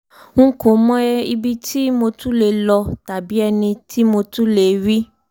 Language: Yoruba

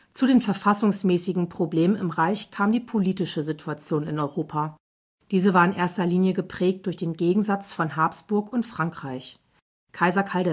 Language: German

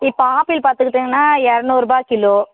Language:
Tamil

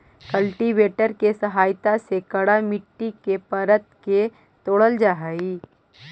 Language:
Magahi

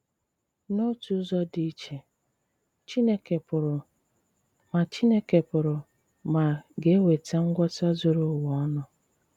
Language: Igbo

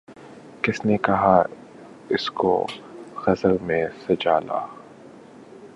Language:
Urdu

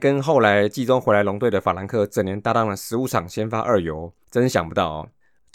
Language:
Chinese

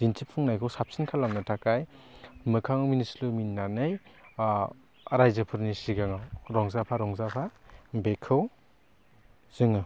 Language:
Bodo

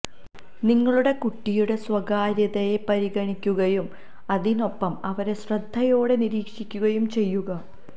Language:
Malayalam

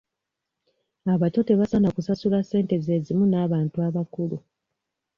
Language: Ganda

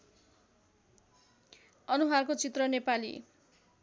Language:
Nepali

